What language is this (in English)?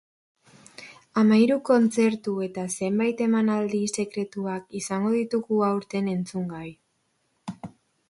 Basque